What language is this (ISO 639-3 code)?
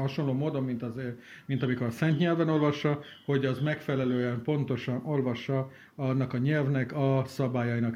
hun